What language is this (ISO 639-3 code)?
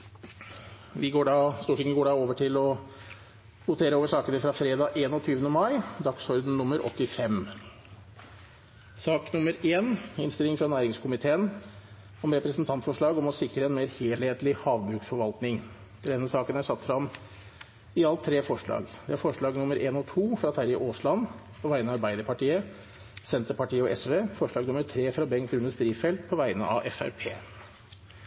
nno